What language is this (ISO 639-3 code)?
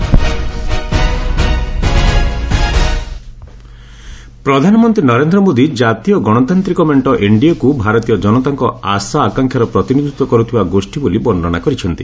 ori